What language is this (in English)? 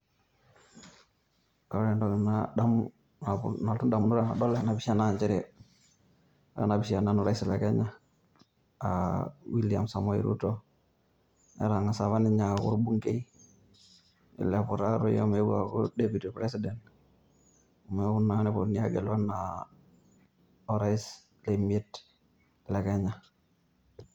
Masai